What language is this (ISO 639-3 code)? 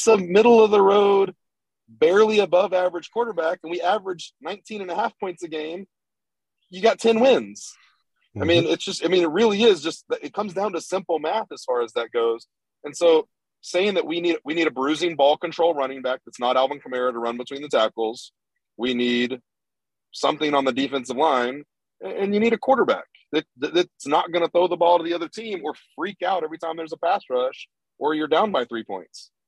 eng